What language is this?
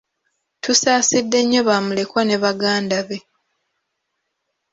Ganda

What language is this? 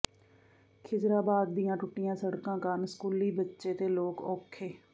Punjabi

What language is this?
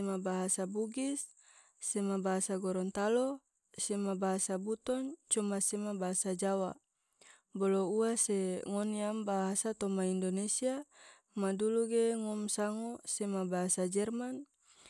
Tidore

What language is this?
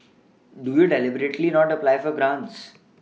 English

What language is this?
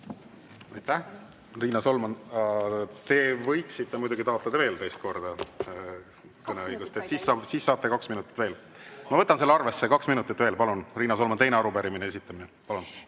Estonian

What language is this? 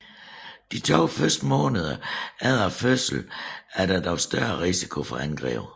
Danish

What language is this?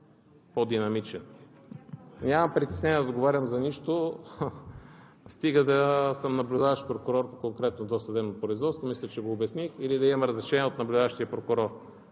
Bulgarian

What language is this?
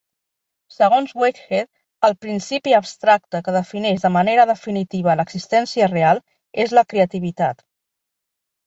Catalan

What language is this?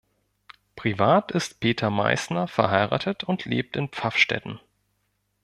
German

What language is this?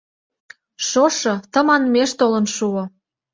Mari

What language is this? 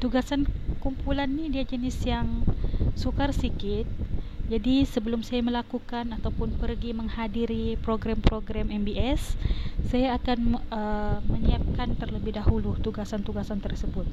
Malay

